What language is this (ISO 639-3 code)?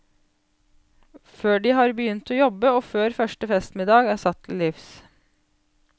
nor